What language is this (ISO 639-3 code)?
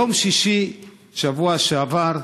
heb